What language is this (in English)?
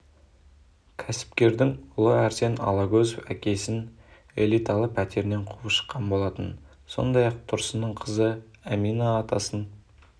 Kazakh